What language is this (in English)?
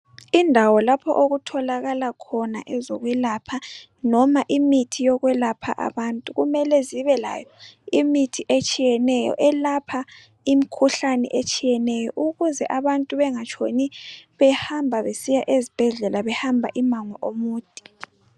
North Ndebele